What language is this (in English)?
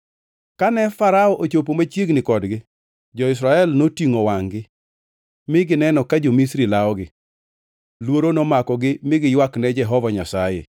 Luo (Kenya and Tanzania)